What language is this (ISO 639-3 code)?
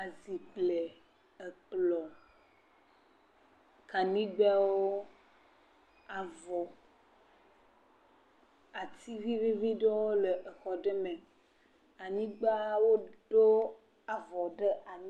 ewe